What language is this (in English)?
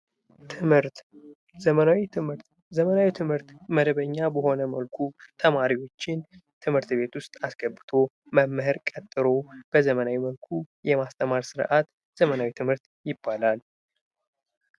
Amharic